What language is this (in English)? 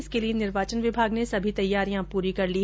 Hindi